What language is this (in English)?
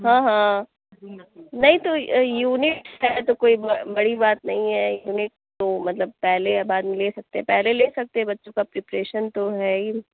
Urdu